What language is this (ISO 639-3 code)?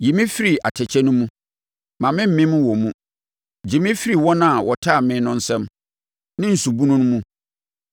aka